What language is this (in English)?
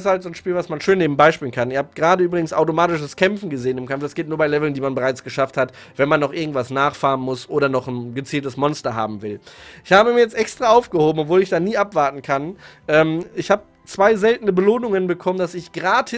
German